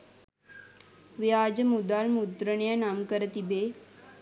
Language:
Sinhala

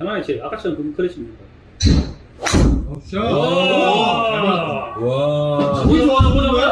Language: Korean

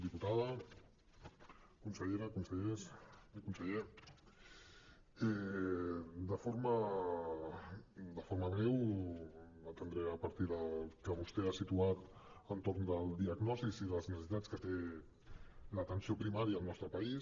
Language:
Catalan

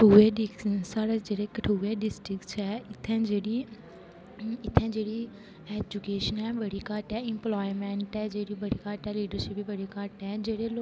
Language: Dogri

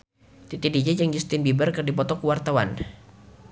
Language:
Sundanese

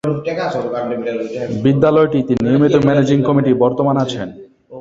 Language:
Bangla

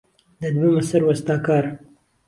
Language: Central Kurdish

